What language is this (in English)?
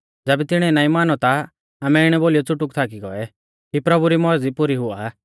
Mahasu Pahari